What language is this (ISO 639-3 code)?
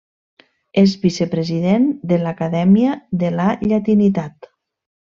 cat